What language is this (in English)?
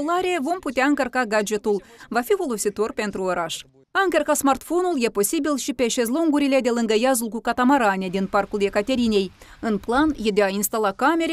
Romanian